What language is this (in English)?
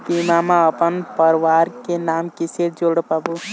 Chhattisgarhi